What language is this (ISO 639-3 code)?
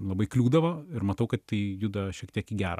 lit